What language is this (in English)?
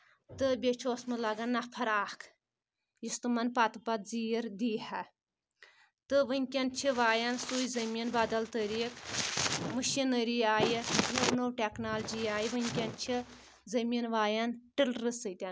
Kashmiri